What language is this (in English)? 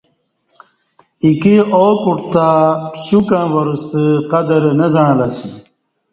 Kati